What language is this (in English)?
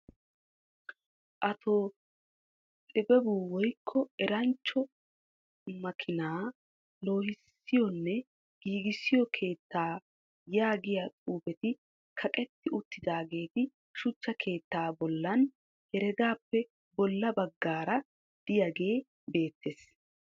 Wolaytta